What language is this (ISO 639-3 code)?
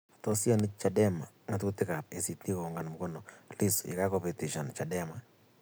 kln